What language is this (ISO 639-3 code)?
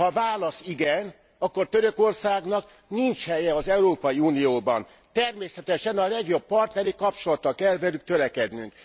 hun